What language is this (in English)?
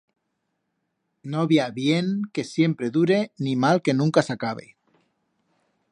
Aragonese